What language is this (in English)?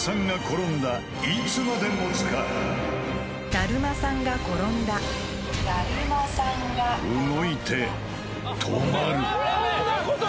Japanese